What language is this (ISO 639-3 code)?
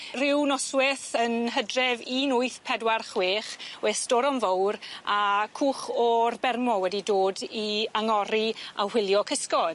cym